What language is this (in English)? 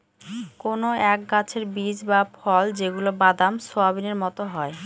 Bangla